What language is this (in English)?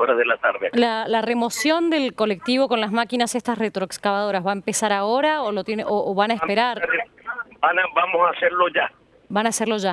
Spanish